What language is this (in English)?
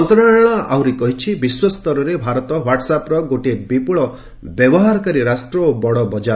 Odia